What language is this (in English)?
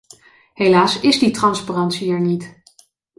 Dutch